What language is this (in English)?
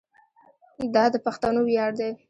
Pashto